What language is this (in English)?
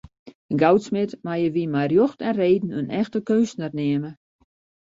Western Frisian